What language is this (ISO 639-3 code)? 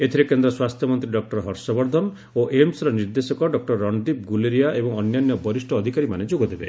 ori